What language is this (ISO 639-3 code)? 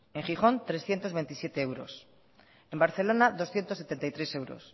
spa